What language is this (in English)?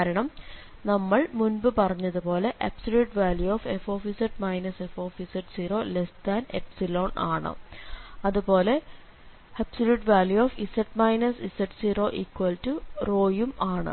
Malayalam